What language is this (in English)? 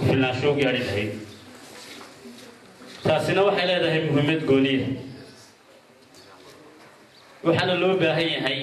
Arabic